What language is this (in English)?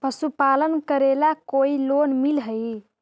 Magahi